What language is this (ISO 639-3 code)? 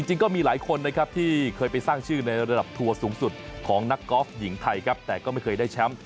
tha